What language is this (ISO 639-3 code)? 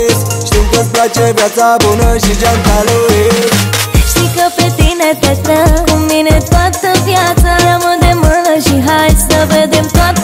ron